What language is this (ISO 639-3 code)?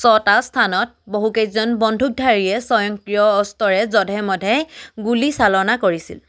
asm